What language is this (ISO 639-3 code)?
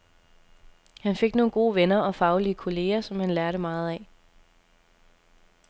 dan